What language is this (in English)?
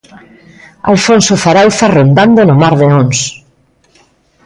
Galician